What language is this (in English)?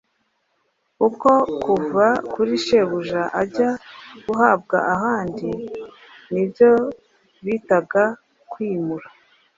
Kinyarwanda